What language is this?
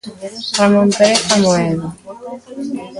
Galician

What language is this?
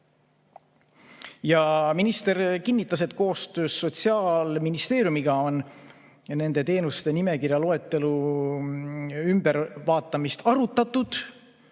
Estonian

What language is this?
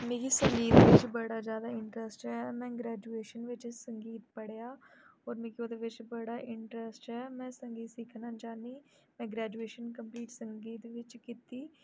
Dogri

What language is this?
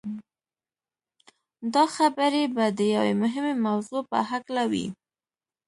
Pashto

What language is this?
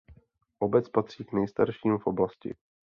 Czech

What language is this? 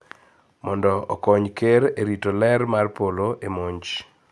Luo (Kenya and Tanzania)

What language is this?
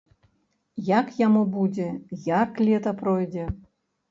Belarusian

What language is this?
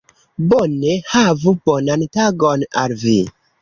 Esperanto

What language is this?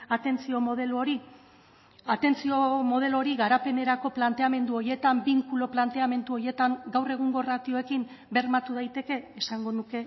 Basque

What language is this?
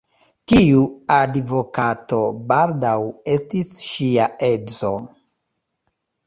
Esperanto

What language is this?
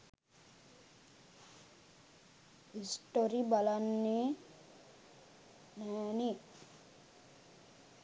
Sinhala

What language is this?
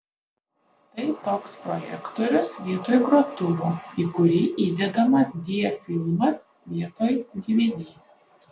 Lithuanian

